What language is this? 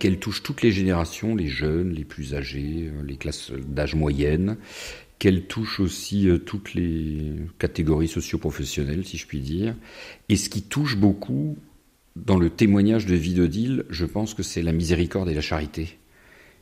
French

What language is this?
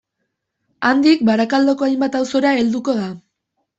Basque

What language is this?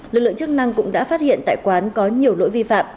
Vietnamese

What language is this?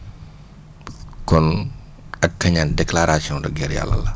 Wolof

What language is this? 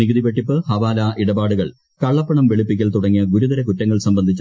Malayalam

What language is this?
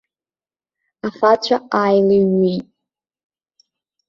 Abkhazian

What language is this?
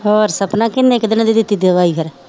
Punjabi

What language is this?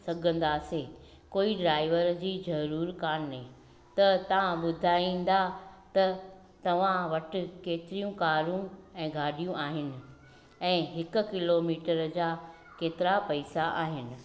Sindhi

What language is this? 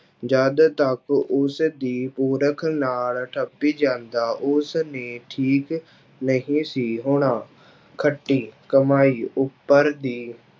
Punjabi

